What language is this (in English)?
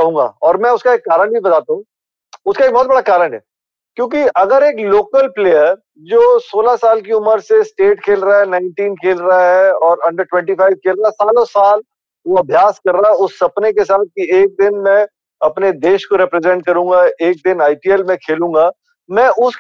Hindi